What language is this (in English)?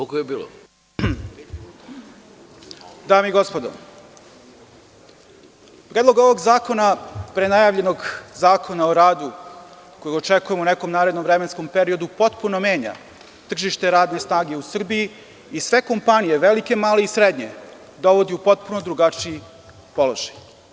Serbian